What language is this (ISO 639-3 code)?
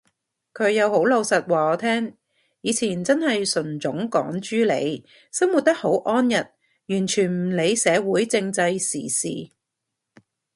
yue